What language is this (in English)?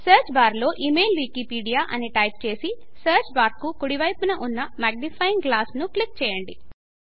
Telugu